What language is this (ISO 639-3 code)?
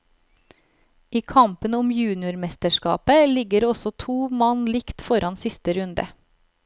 nor